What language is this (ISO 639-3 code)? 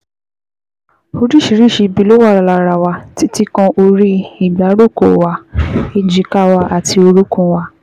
yor